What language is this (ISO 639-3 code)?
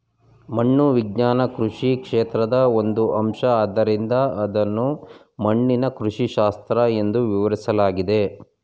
kan